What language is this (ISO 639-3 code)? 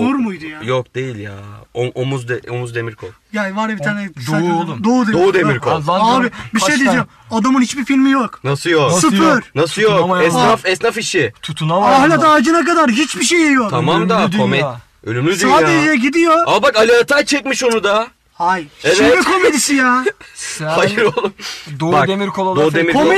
tur